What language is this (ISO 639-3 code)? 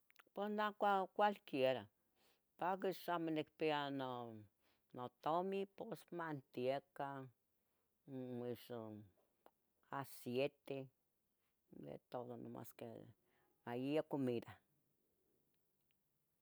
nhg